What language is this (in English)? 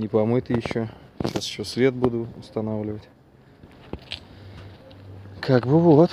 Russian